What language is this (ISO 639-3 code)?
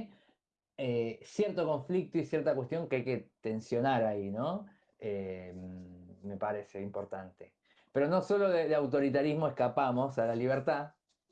spa